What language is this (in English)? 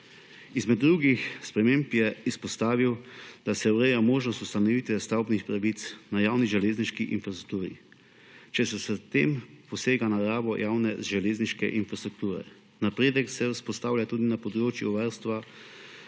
Slovenian